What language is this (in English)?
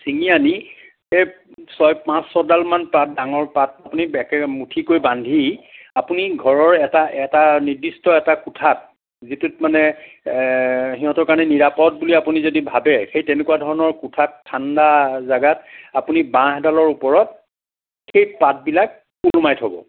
Assamese